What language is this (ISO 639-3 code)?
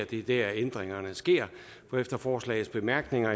dan